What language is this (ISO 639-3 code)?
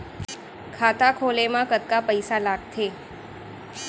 hne